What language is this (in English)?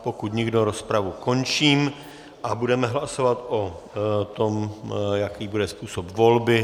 Czech